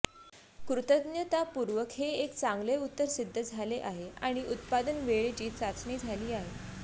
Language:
Marathi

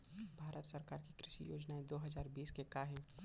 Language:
Chhattisgarhi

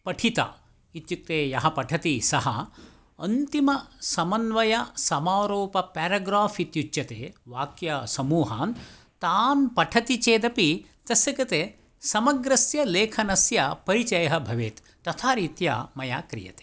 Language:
Sanskrit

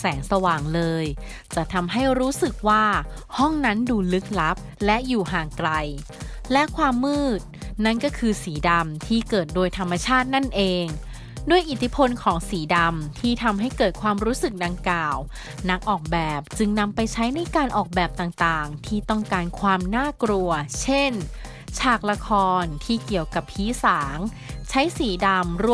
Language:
Thai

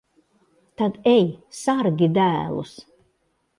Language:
Latvian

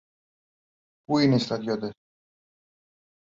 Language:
Greek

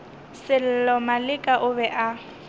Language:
Northern Sotho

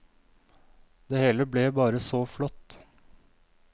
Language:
Norwegian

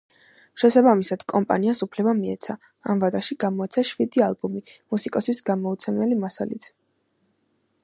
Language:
Georgian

